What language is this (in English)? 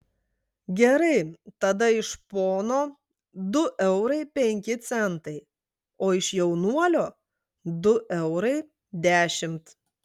Lithuanian